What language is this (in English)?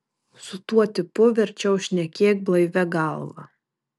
Lithuanian